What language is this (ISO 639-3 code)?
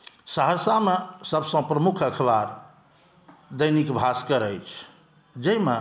mai